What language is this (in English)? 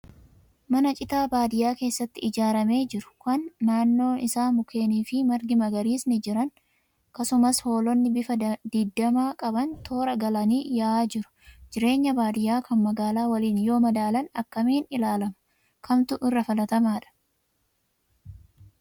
Oromo